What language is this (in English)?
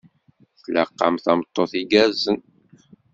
Kabyle